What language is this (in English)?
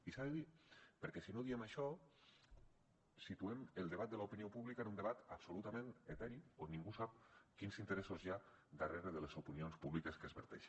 Catalan